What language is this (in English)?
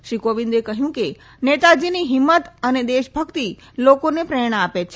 Gujarati